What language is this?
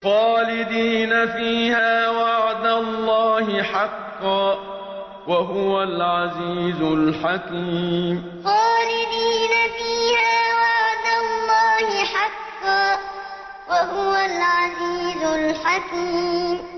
Arabic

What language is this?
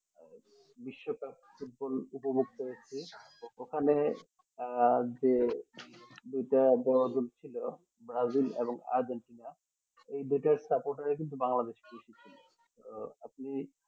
Bangla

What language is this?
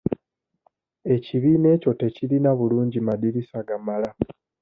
Ganda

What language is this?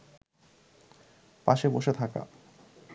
Bangla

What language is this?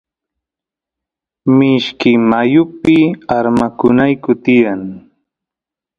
Santiago del Estero Quichua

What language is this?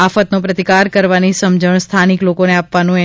Gujarati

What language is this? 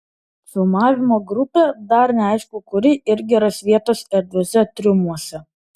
Lithuanian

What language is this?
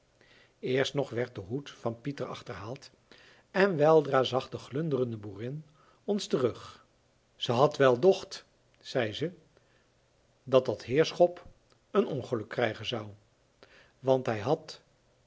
Dutch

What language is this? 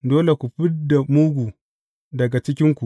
Hausa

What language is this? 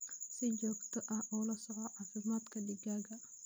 Somali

